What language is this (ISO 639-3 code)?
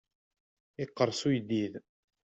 kab